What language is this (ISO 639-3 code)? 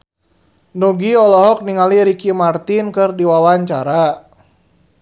sun